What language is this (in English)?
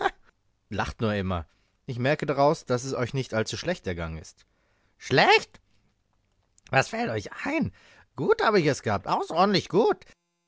German